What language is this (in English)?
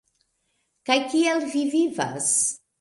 Esperanto